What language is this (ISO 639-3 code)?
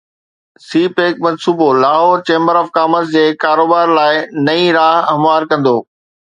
snd